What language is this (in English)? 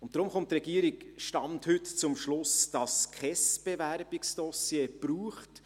Swiss German